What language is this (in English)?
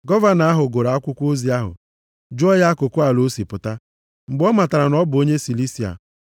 Igbo